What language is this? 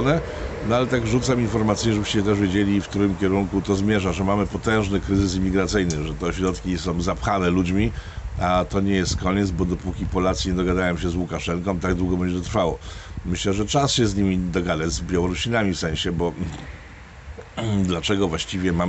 Polish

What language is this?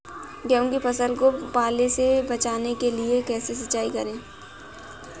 Hindi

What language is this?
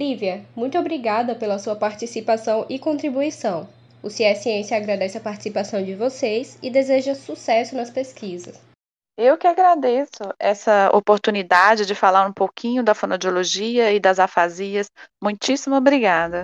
Portuguese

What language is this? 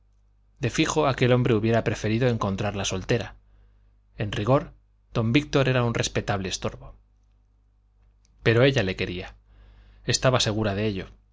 Spanish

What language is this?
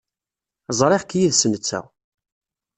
Kabyle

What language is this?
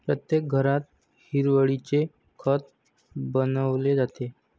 Marathi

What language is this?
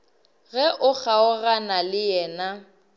Northern Sotho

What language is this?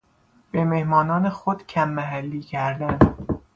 Persian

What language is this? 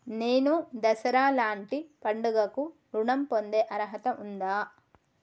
Telugu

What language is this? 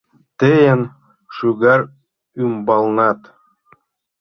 Mari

